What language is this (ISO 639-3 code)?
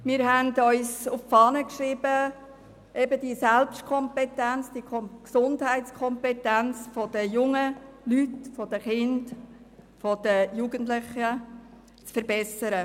gsw